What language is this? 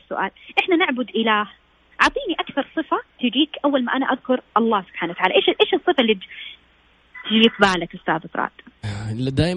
Arabic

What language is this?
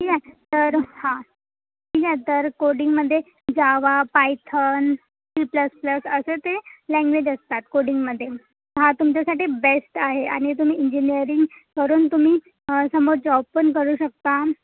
Marathi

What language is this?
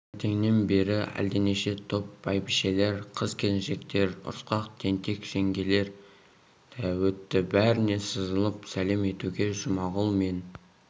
Kazakh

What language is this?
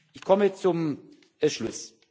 German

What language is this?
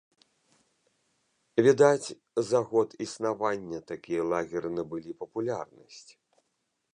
Belarusian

